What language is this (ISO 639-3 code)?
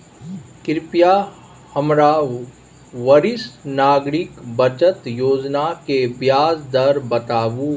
mai